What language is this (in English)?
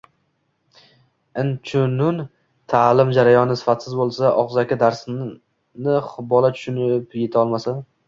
Uzbek